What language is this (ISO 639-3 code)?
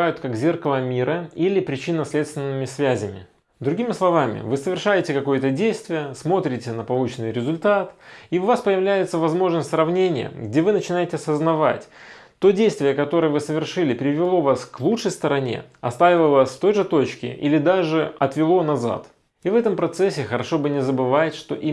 rus